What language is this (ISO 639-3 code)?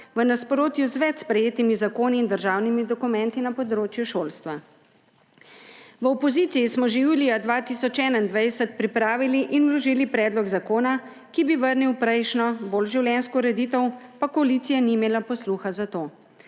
slv